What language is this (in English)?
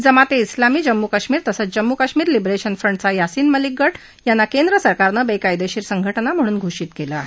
Marathi